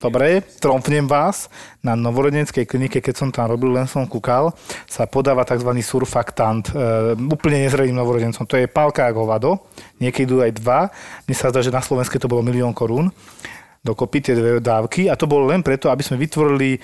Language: Slovak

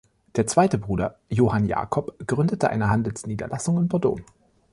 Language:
German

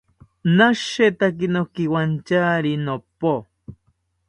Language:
South Ucayali Ashéninka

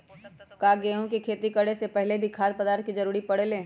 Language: Magahi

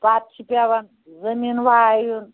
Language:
Kashmiri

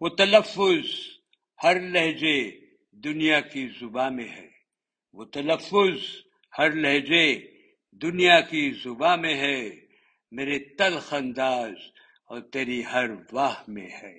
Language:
Urdu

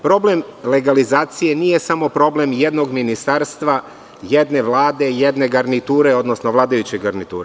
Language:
Serbian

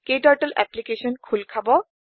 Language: Assamese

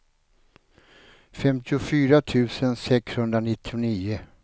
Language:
Swedish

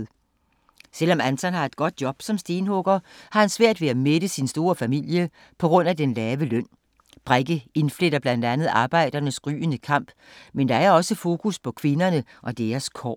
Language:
Danish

